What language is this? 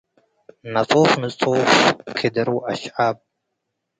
Tigre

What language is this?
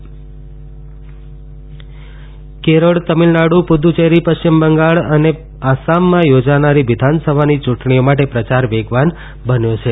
Gujarati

